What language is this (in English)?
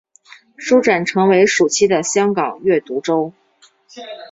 Chinese